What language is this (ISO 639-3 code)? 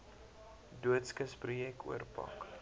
afr